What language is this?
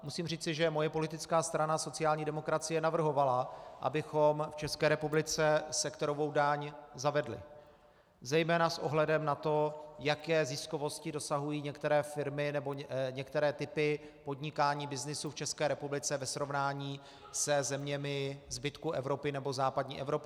Czech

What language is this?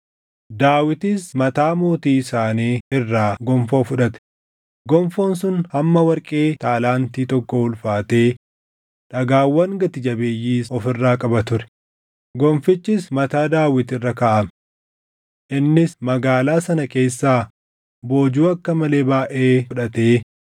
Oromo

